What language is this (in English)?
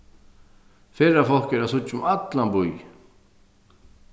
Faroese